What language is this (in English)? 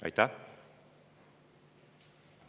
Estonian